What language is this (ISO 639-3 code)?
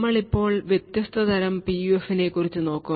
mal